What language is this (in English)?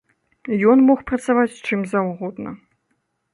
Belarusian